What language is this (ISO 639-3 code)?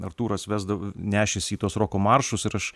lit